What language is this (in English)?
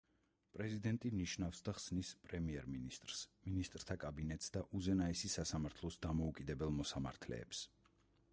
Georgian